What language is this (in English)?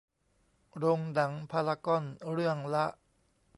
Thai